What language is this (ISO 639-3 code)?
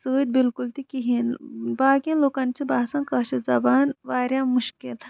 kas